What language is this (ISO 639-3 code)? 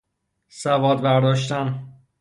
fas